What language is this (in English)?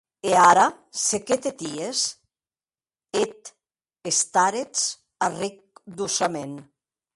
Occitan